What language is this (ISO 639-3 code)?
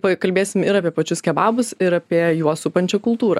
lit